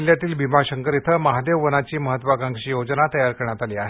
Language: Marathi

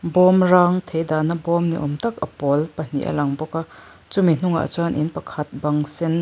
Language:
Mizo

